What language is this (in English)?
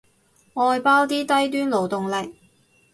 Cantonese